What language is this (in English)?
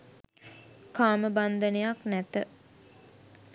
Sinhala